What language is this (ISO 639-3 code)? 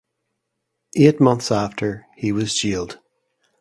eng